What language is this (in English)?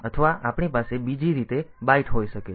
Gujarati